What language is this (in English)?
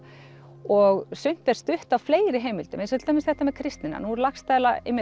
Icelandic